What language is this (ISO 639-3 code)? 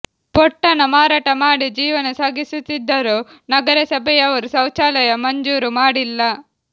kan